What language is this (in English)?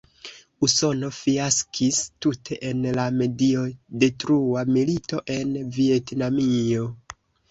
Esperanto